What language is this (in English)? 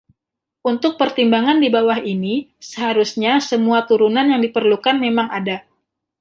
Indonesian